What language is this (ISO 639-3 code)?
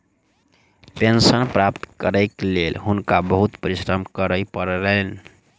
mai